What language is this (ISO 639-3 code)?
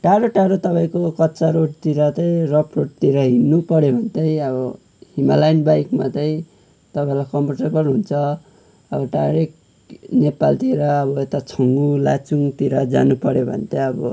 nep